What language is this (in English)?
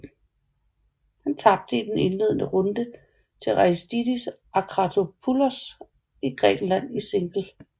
Danish